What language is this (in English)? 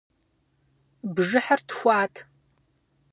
Kabardian